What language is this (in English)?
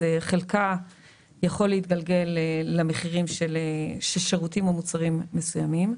Hebrew